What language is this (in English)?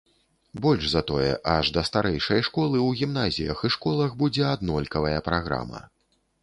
Belarusian